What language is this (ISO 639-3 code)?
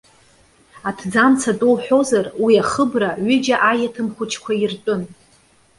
abk